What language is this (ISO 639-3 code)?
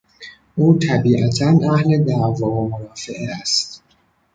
fas